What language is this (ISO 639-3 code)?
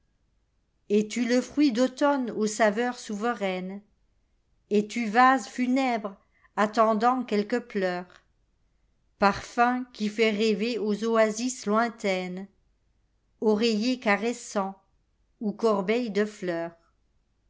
fra